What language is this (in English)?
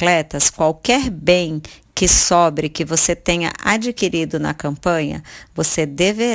Portuguese